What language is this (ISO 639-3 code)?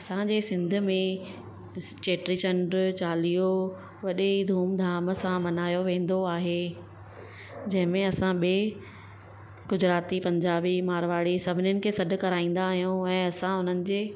snd